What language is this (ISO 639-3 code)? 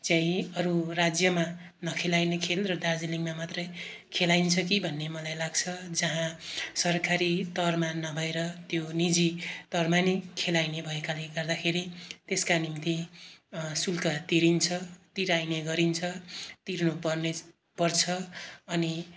nep